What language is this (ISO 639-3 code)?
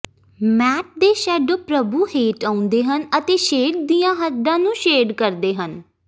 pan